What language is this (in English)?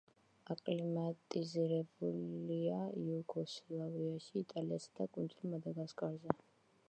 Georgian